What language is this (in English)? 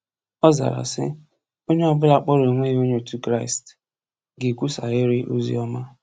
Igbo